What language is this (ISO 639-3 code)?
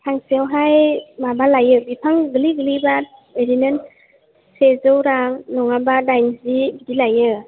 brx